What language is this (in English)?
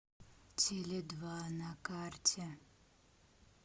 Russian